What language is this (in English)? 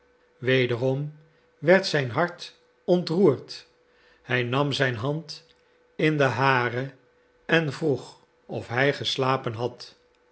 Dutch